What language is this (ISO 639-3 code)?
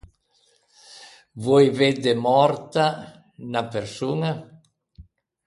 lij